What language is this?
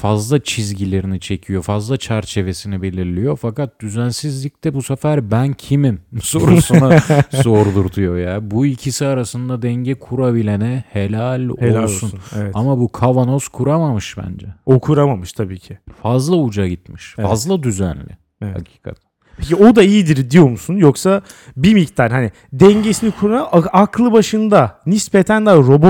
Turkish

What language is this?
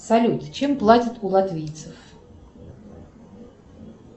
Russian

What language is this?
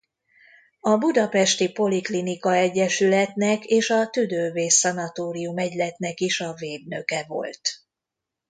Hungarian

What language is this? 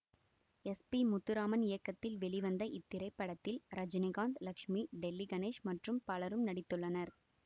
Tamil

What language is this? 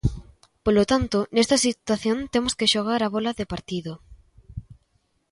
Galician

